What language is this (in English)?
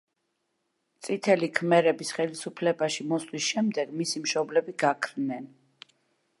Georgian